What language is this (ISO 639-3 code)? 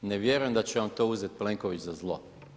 hrv